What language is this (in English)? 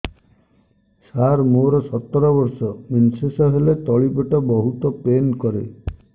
Odia